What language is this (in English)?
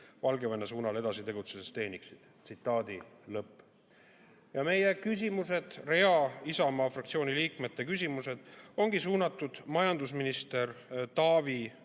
Estonian